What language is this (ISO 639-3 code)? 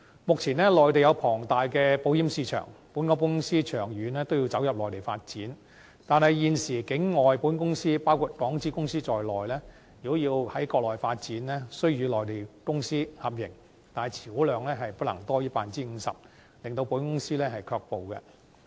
yue